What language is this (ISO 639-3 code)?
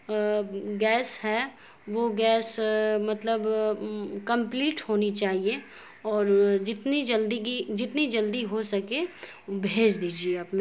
urd